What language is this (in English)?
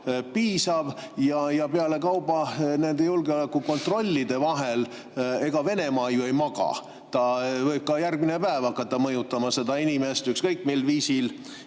Estonian